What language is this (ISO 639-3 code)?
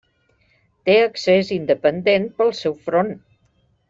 cat